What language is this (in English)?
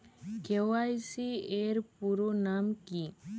Bangla